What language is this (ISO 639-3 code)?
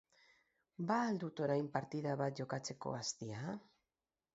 eus